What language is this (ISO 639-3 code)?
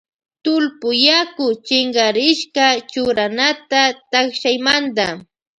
qvj